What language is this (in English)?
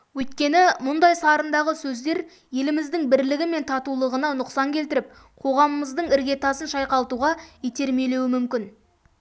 Kazakh